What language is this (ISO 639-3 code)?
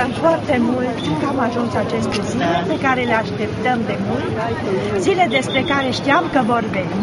ron